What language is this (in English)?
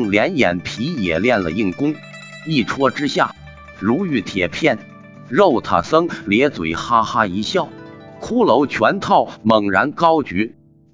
Chinese